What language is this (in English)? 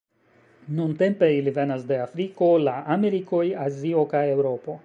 Esperanto